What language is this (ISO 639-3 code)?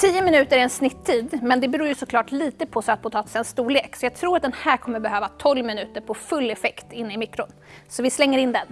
swe